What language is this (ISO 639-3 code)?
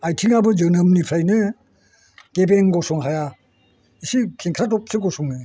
brx